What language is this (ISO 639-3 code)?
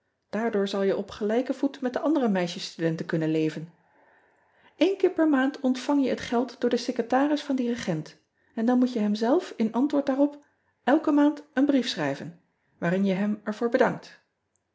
nld